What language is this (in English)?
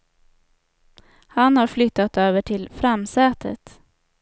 Swedish